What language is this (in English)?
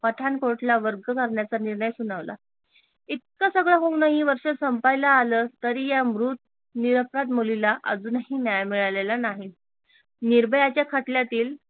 Marathi